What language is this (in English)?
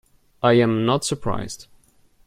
English